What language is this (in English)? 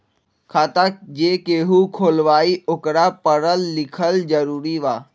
Magahi